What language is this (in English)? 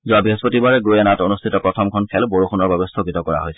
Assamese